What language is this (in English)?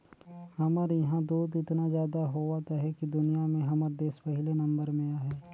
Chhattisgarhi